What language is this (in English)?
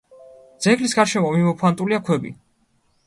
Georgian